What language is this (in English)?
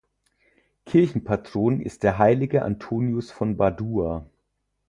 German